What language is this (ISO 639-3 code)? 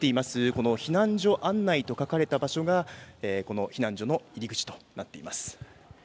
jpn